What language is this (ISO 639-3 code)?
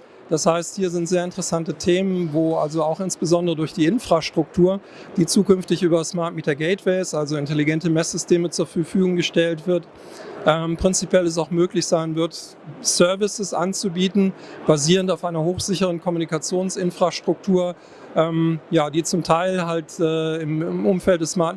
deu